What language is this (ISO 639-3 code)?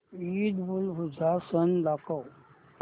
mar